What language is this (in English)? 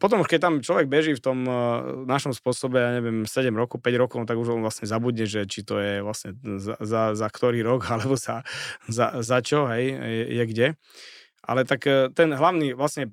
Slovak